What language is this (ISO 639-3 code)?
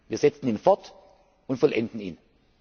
deu